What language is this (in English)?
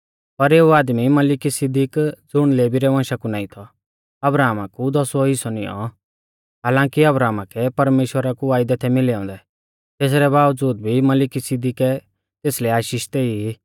Mahasu Pahari